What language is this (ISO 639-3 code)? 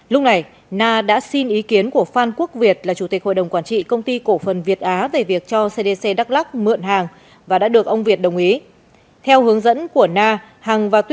vie